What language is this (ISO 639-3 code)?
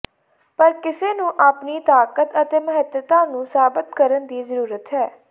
pan